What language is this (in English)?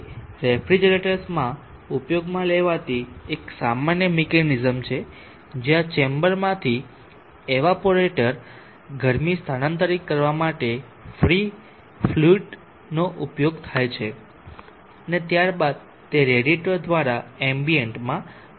Gujarati